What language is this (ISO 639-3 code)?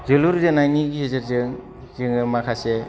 brx